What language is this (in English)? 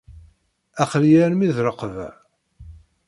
Kabyle